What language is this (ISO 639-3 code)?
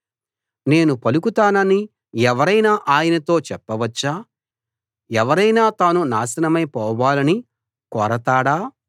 tel